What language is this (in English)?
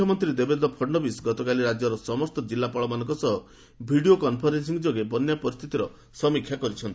Odia